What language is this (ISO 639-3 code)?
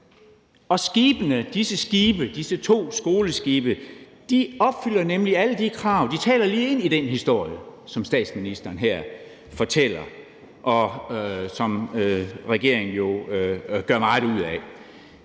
dan